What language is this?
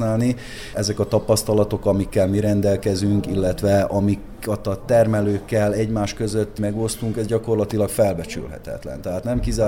Hungarian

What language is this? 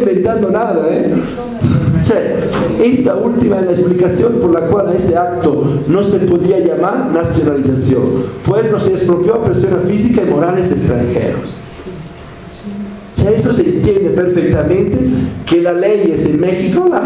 Spanish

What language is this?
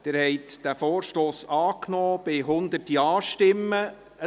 Swiss German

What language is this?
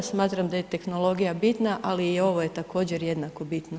Croatian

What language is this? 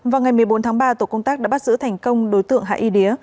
Vietnamese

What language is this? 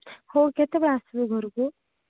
Odia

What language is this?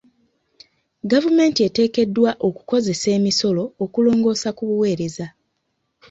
Ganda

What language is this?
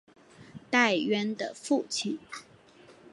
Chinese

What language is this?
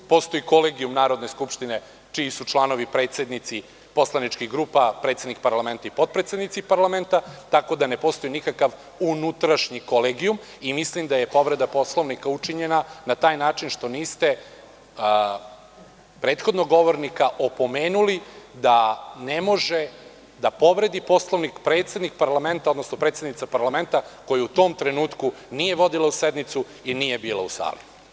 Serbian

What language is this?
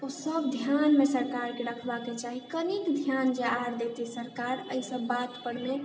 Maithili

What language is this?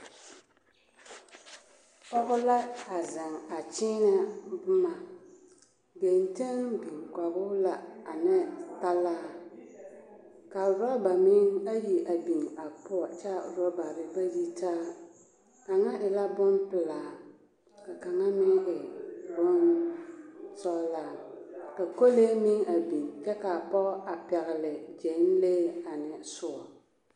Southern Dagaare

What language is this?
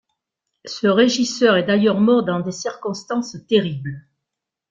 French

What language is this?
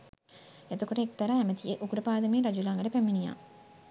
Sinhala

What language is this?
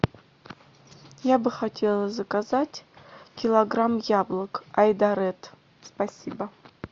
Russian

